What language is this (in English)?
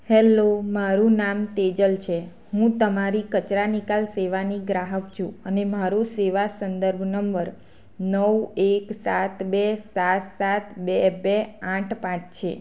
Gujarati